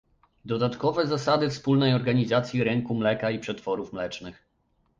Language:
Polish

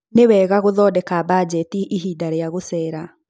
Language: Kikuyu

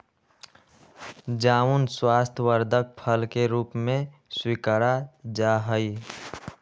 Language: Magahi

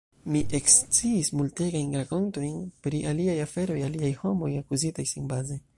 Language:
Esperanto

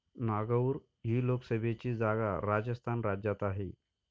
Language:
Marathi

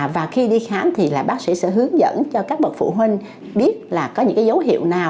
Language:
Vietnamese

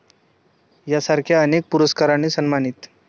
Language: Marathi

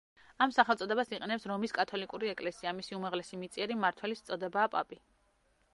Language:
Georgian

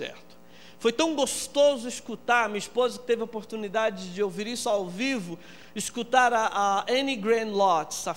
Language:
Portuguese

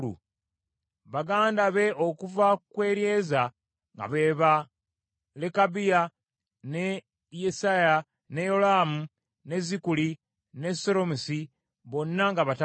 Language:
Ganda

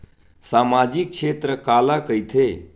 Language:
Chhattisgarhi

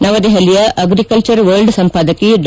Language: Kannada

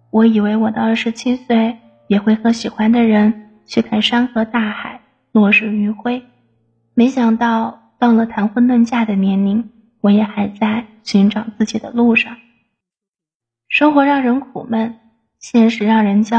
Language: Chinese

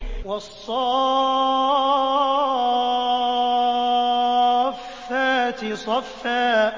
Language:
Arabic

